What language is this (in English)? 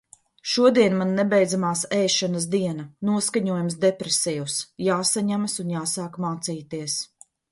Latvian